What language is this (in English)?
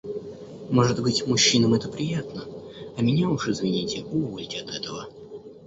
Russian